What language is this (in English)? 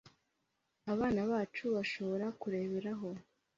Kinyarwanda